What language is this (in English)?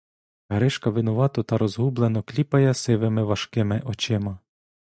Ukrainian